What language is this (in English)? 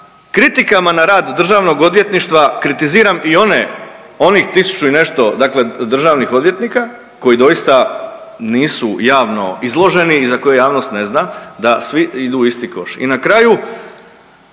Croatian